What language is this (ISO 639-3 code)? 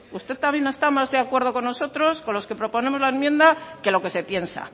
spa